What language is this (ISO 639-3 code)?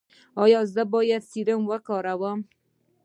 pus